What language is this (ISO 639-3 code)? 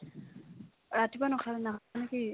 asm